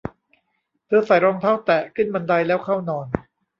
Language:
Thai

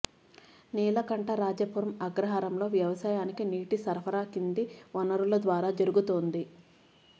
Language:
Telugu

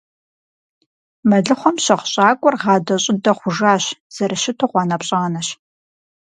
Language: Kabardian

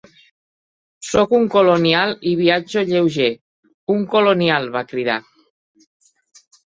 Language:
Catalan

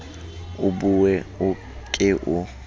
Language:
Southern Sotho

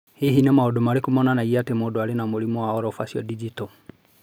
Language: Kikuyu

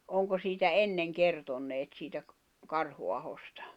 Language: Finnish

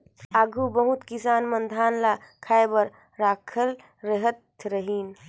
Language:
Chhattisgarhi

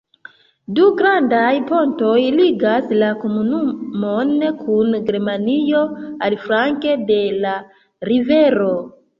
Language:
Esperanto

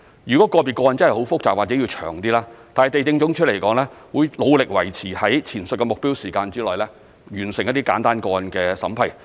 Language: Cantonese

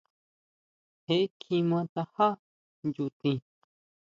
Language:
Huautla Mazatec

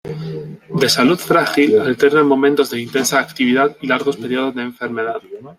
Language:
Spanish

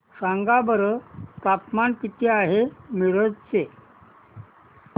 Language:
Marathi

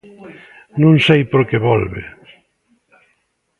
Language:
Galician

